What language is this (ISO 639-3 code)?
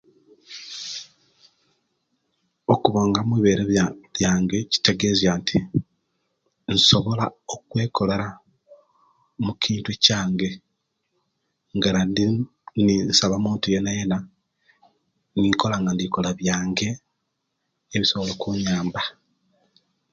lke